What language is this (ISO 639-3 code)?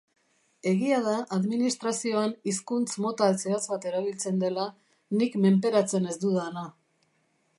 eus